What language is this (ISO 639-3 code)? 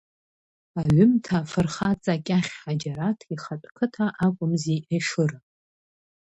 abk